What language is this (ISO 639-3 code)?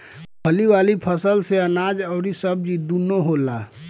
bho